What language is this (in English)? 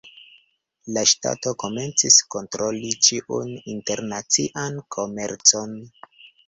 Esperanto